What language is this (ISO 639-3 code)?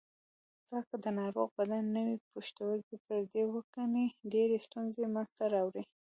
pus